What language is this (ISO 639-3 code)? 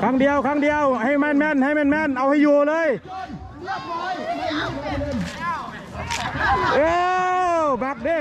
tha